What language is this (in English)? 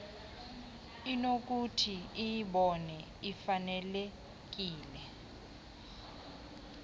Xhosa